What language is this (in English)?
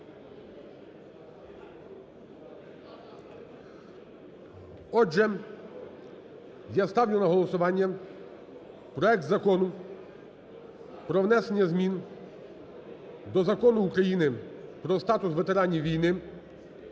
Ukrainian